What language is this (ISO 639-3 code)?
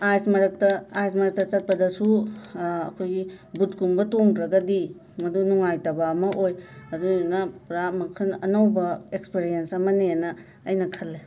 mni